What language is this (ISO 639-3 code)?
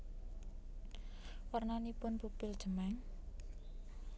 jav